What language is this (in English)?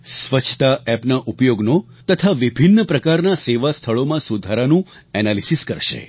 Gujarati